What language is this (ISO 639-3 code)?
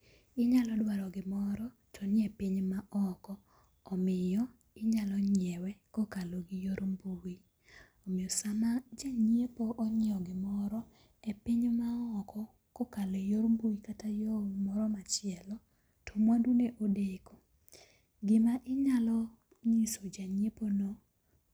luo